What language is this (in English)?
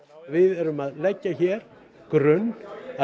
Icelandic